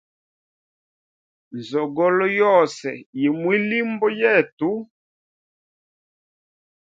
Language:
Hemba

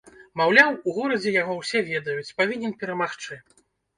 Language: Belarusian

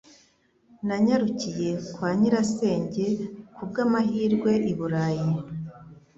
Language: Kinyarwanda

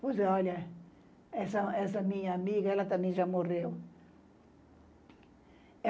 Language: Portuguese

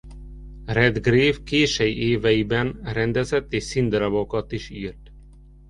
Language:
Hungarian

